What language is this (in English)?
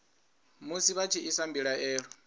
Venda